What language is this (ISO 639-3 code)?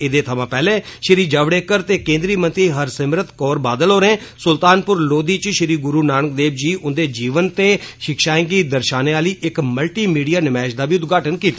doi